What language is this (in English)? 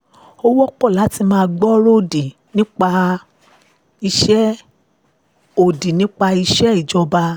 Yoruba